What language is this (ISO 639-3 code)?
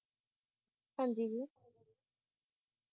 pan